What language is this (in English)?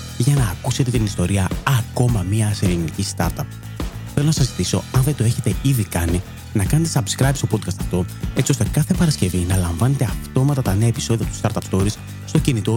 Greek